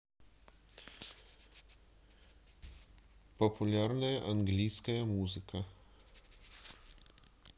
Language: Russian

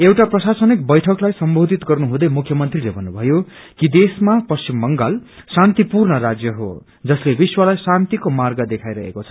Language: Nepali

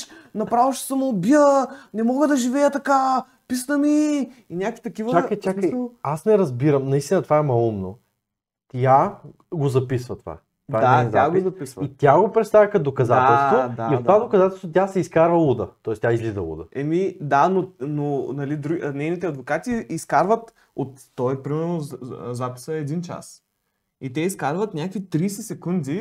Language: Bulgarian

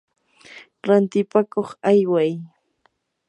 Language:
Yanahuanca Pasco Quechua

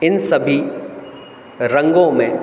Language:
Hindi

